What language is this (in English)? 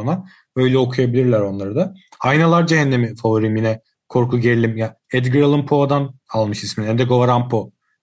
Turkish